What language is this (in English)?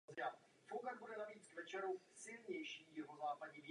Czech